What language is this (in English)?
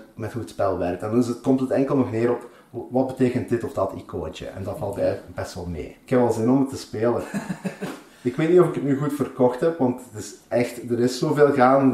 Dutch